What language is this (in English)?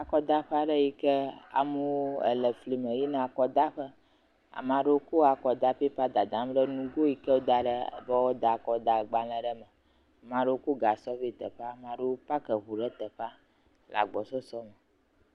Ewe